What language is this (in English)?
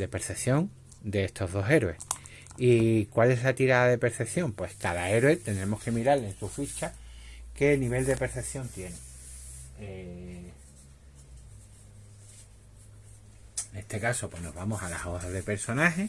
Spanish